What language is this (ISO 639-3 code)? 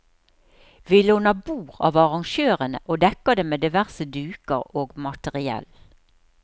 nor